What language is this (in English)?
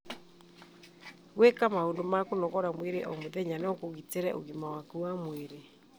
Kikuyu